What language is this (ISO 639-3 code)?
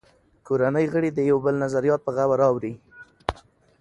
pus